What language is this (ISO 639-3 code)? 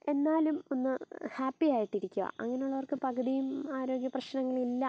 mal